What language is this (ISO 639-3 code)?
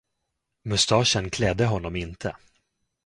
swe